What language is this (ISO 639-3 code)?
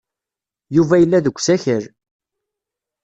kab